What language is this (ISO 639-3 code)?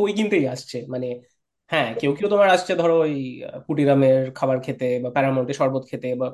ben